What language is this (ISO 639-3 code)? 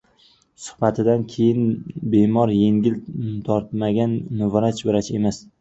uzb